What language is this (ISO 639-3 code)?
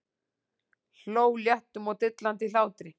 isl